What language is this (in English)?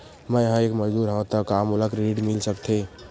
Chhattisgarhi